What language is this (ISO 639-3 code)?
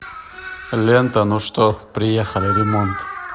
rus